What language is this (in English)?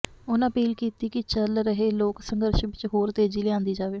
Punjabi